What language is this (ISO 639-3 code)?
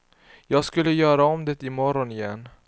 swe